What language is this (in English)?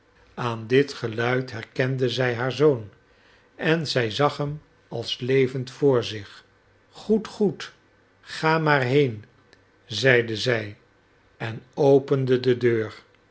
Dutch